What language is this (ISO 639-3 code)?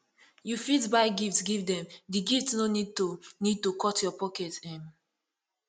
pcm